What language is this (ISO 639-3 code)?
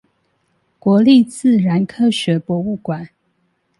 zho